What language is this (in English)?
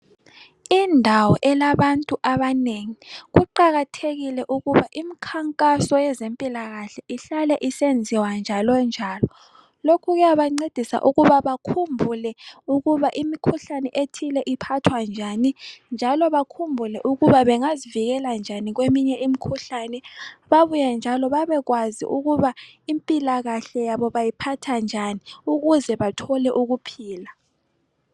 North Ndebele